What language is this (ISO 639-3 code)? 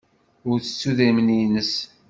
kab